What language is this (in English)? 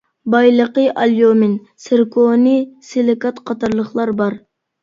Uyghur